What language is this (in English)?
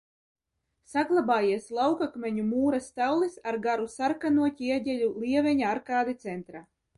Latvian